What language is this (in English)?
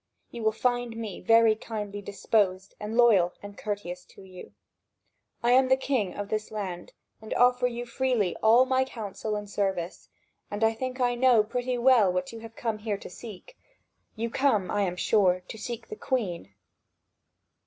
English